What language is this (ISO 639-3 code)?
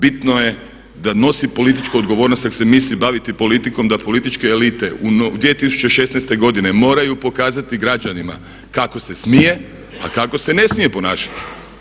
hrv